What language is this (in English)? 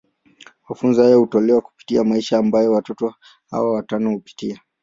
Swahili